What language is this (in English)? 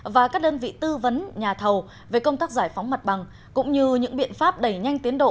Vietnamese